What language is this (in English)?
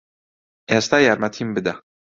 Central Kurdish